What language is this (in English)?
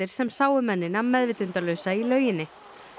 Icelandic